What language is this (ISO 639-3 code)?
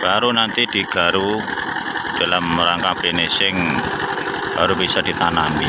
ind